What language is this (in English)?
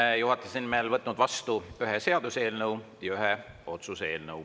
Estonian